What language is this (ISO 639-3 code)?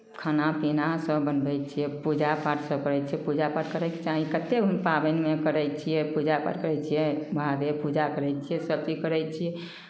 mai